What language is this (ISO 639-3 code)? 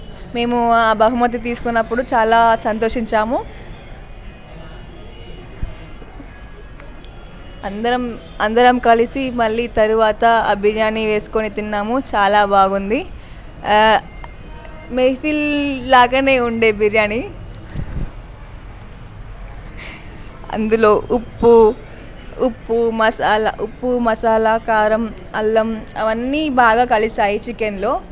tel